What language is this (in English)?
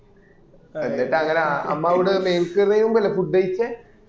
Malayalam